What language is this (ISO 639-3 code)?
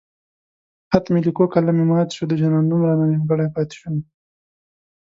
pus